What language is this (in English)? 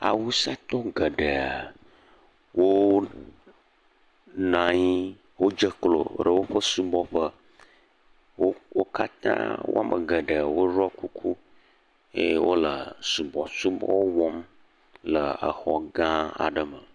Ewe